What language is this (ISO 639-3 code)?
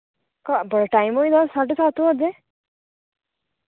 doi